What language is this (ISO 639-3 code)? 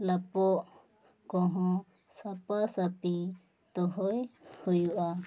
sat